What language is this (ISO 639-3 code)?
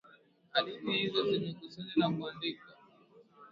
swa